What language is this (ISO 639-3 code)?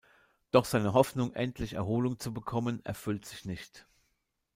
deu